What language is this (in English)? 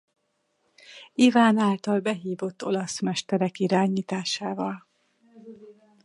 Hungarian